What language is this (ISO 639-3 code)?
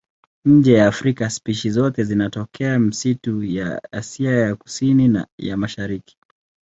swa